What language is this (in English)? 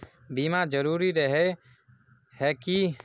Magahi